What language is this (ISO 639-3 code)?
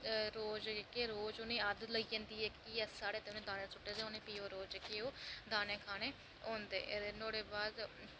doi